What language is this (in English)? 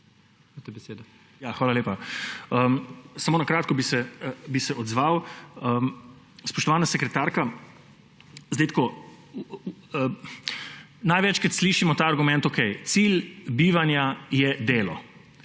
Slovenian